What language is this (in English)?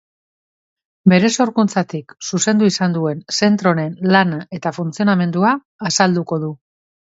Basque